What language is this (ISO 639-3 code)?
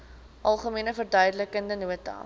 afr